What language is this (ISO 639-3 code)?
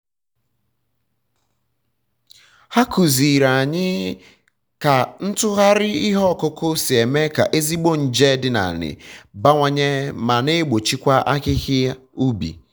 ibo